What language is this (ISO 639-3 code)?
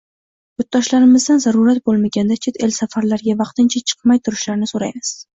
uzb